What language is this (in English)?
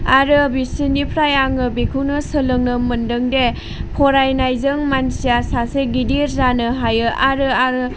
Bodo